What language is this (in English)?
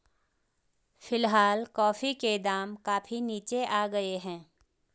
Hindi